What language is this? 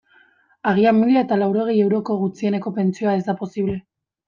Basque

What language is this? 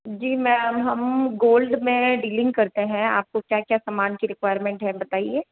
Hindi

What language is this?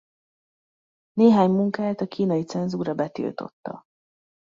Hungarian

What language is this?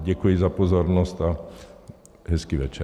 Czech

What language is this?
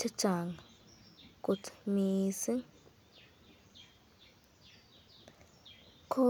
Kalenjin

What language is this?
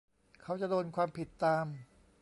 Thai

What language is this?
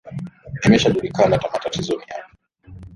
Swahili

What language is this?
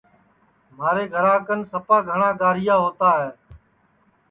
Sansi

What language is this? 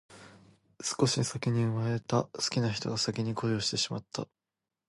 Japanese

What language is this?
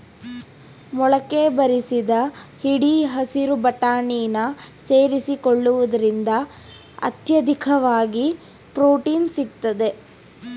Kannada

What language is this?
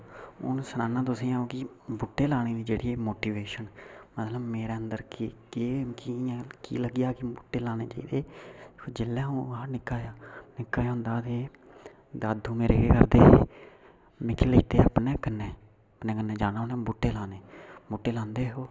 Dogri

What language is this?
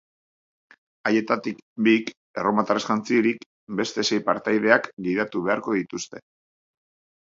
Basque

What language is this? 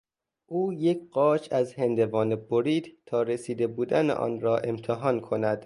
Persian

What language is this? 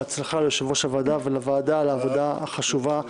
Hebrew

